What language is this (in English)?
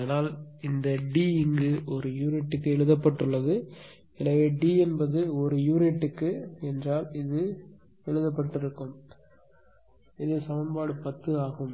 Tamil